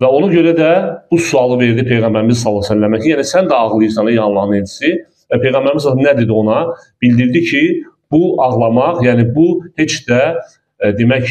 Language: Turkish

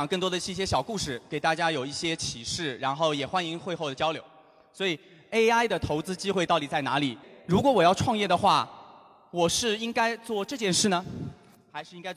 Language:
Chinese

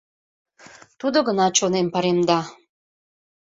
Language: Mari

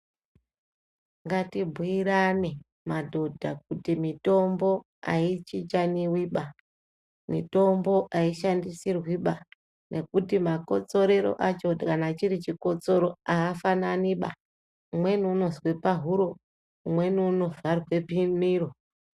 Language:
Ndau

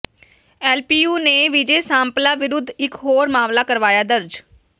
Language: Punjabi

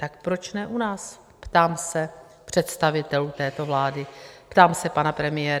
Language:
Czech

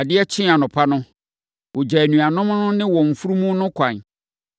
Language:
Akan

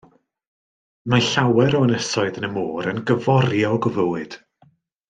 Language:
Welsh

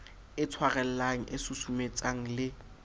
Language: Southern Sotho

